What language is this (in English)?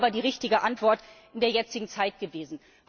German